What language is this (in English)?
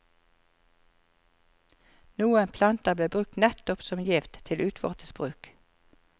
Norwegian